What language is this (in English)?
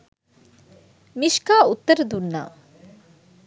Sinhala